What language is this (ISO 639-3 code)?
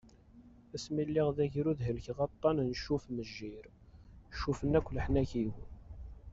kab